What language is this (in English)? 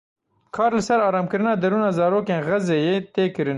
Kurdish